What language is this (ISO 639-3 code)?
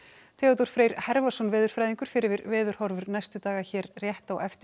isl